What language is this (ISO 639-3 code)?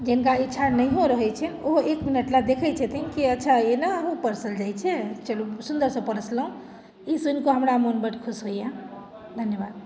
mai